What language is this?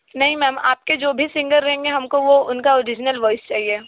Hindi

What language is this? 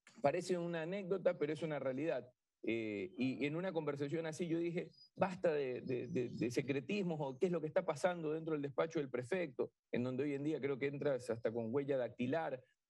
Spanish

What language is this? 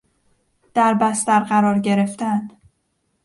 Persian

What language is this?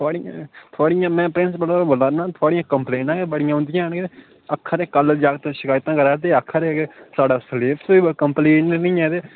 Dogri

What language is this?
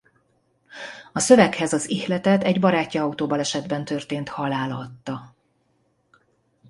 Hungarian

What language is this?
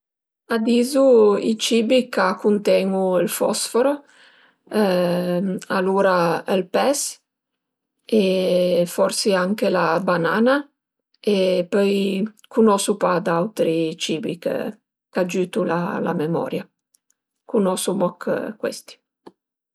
Piedmontese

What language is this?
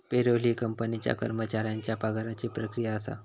Marathi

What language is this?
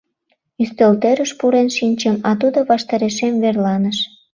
Mari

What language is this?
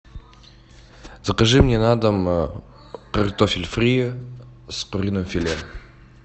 Russian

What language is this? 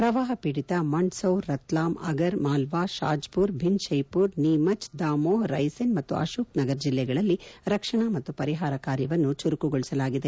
Kannada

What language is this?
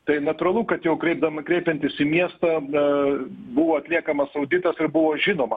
Lithuanian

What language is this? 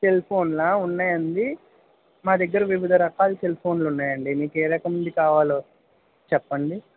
Telugu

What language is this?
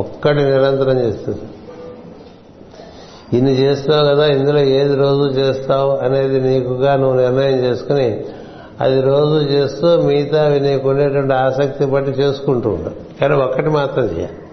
Telugu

